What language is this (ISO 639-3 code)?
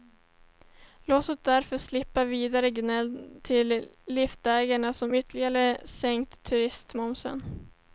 swe